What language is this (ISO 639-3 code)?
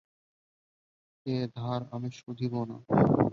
ben